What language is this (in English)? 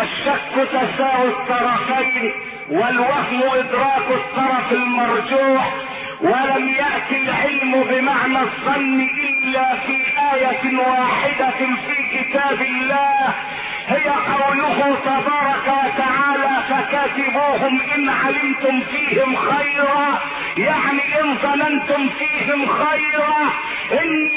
Arabic